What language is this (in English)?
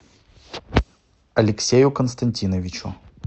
Russian